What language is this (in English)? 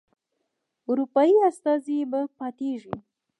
Pashto